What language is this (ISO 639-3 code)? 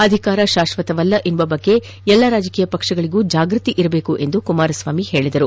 kan